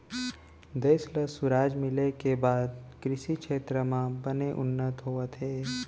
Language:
Chhattisgarhi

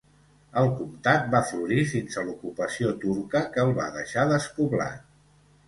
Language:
Catalan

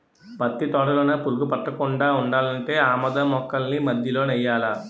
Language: Telugu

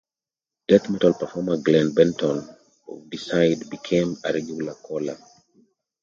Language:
English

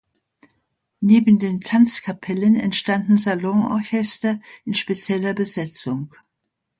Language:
German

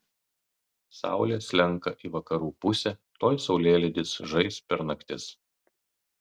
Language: Lithuanian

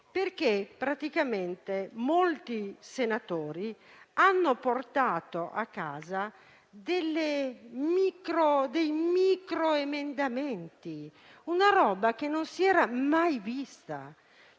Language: Italian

